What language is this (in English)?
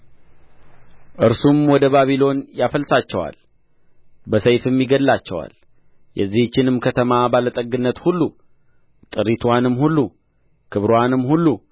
Amharic